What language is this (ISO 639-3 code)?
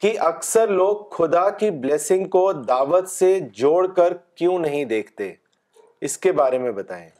urd